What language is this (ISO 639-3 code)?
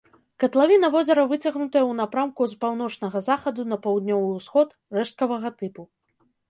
bel